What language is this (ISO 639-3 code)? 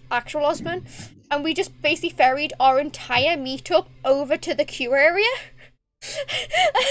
eng